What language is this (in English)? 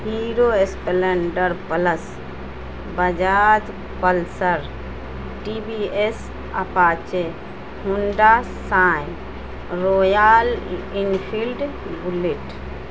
Urdu